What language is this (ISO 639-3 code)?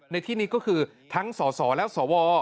tha